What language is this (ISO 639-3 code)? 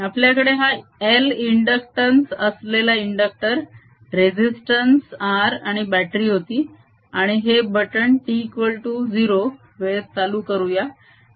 mar